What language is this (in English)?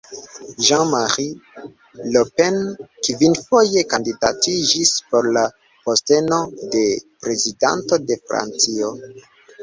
Esperanto